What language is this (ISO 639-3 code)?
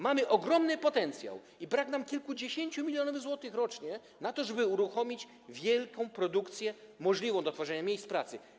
pol